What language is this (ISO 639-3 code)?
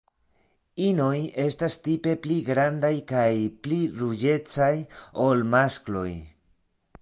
epo